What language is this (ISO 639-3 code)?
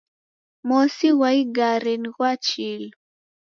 dav